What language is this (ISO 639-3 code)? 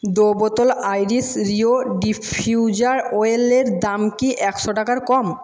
ben